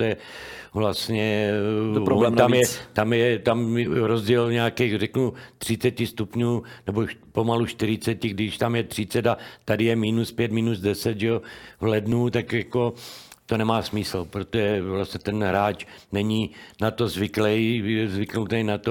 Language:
Czech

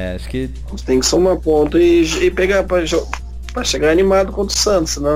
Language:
Portuguese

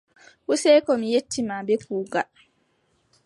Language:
Adamawa Fulfulde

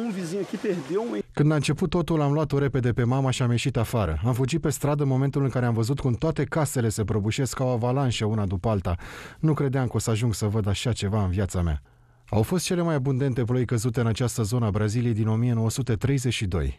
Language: Romanian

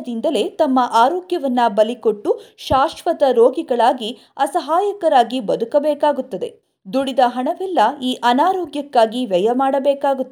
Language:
Kannada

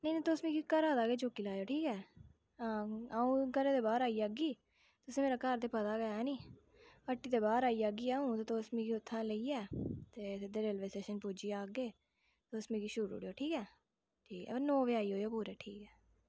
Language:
Dogri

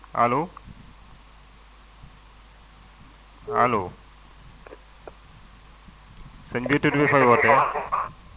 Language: Wolof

